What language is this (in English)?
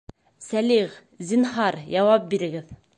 Bashkir